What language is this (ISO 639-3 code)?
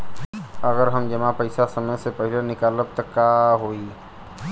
bho